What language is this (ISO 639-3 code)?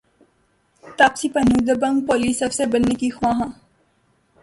urd